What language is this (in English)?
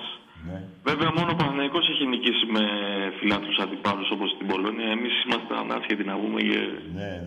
Greek